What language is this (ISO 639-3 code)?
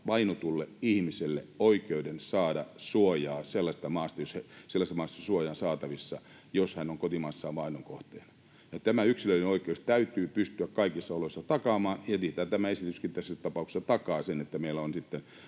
fin